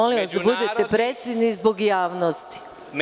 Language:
Serbian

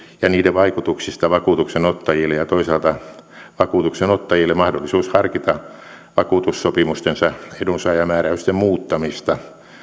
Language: Finnish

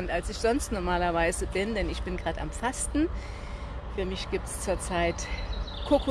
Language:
German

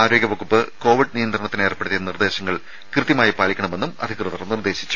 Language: Malayalam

